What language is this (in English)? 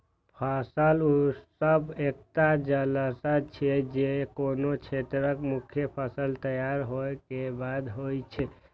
Maithili